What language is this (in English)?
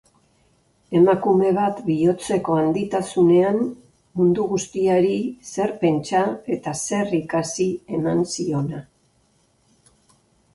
Basque